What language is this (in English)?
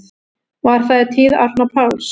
Icelandic